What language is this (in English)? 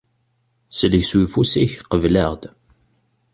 Kabyle